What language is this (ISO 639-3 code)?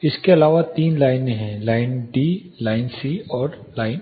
hin